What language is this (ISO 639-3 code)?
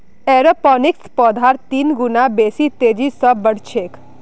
mag